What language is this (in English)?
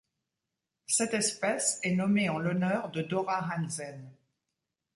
French